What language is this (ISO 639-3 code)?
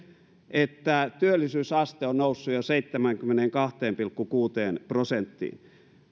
fin